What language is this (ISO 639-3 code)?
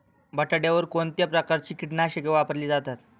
mar